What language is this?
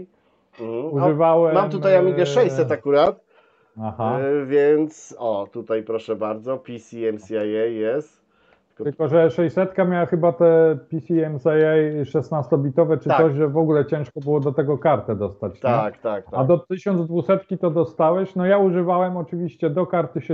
Polish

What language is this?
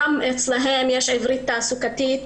Hebrew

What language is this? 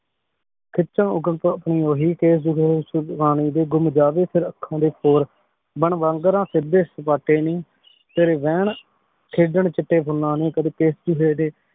Punjabi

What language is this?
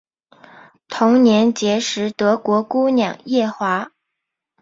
Chinese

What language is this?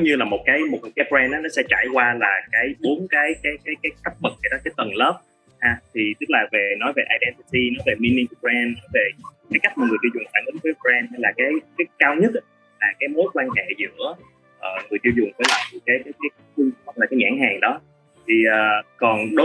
Vietnamese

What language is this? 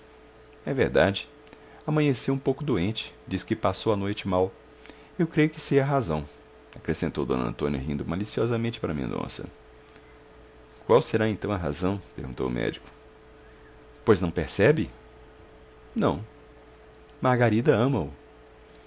Portuguese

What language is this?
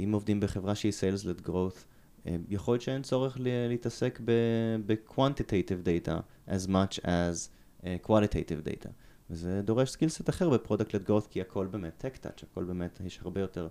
Hebrew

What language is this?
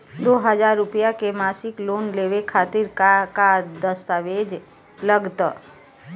Bhojpuri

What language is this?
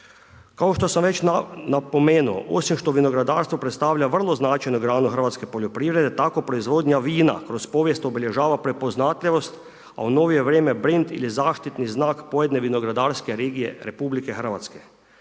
Croatian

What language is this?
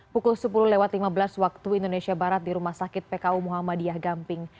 Indonesian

